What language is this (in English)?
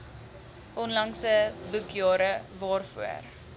Afrikaans